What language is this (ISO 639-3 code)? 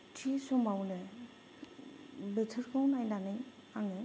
brx